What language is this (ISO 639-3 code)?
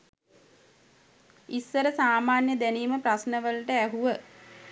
sin